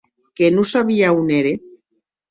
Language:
Occitan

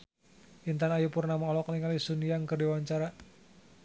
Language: Sundanese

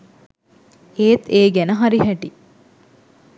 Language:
Sinhala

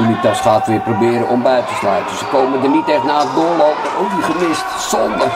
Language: Dutch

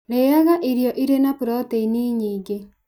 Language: Kikuyu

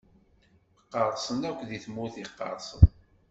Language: Kabyle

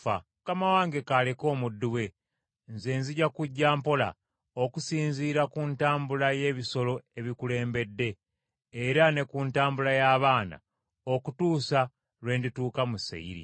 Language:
Ganda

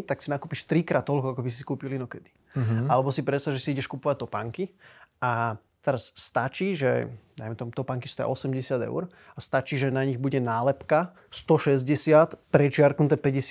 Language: Slovak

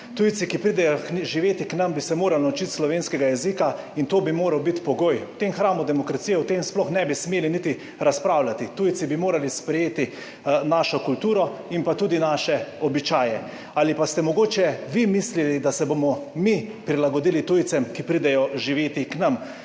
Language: Slovenian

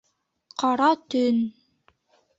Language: Bashkir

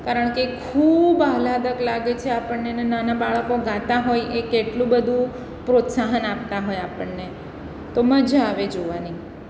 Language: Gujarati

